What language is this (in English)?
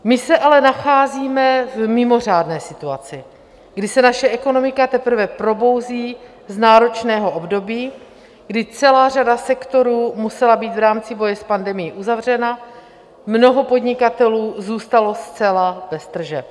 Czech